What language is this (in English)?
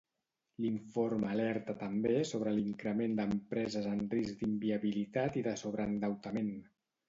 Catalan